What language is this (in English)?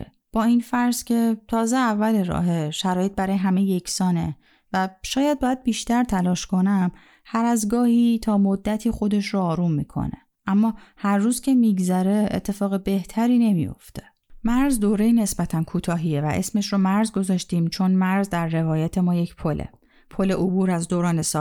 Persian